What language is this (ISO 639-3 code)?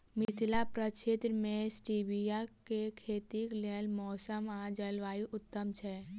mai